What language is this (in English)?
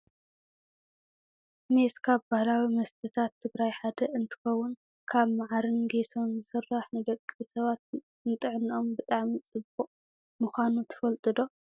Tigrinya